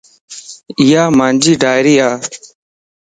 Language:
Lasi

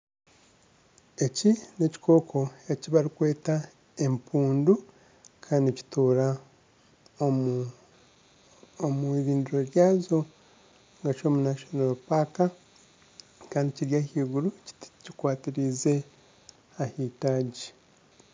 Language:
Nyankole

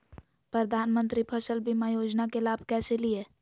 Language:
Magahi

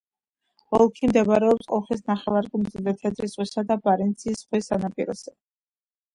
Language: Georgian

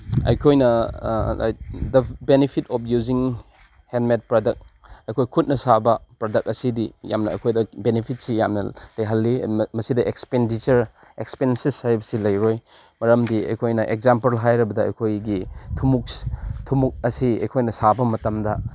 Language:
Manipuri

